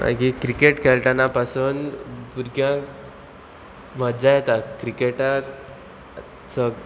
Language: Konkani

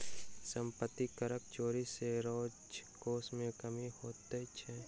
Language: Maithili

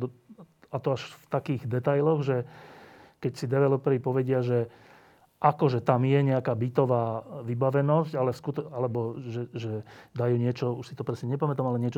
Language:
Slovak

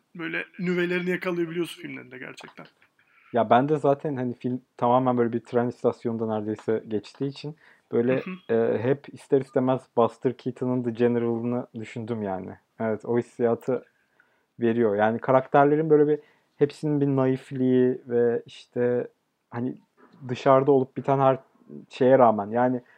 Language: Turkish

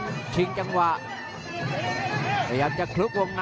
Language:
Thai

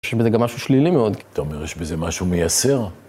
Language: Hebrew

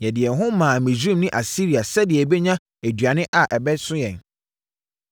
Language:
Akan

